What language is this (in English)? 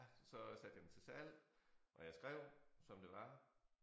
Danish